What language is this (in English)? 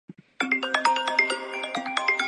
Japanese